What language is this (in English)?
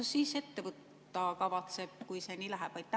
Estonian